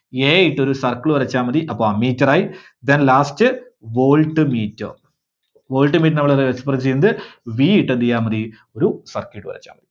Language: Malayalam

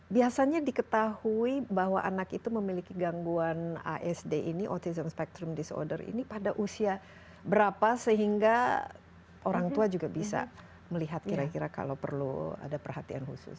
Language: Indonesian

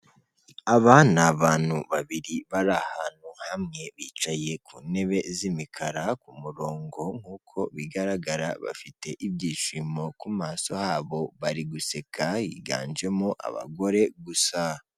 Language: Kinyarwanda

